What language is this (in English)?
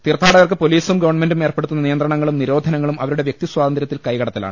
Malayalam